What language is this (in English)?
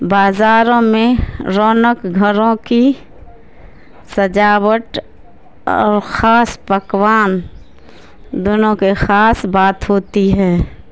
Urdu